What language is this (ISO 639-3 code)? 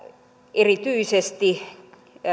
fin